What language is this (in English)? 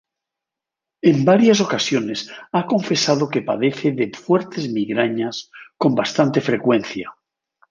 Spanish